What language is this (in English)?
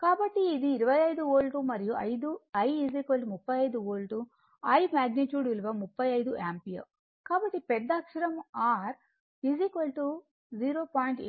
Telugu